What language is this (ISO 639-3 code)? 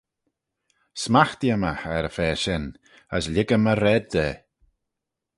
glv